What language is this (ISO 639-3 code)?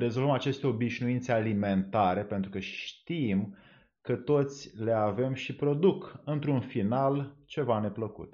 ron